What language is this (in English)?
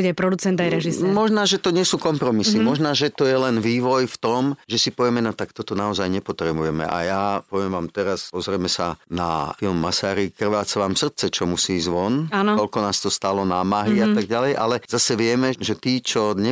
Slovak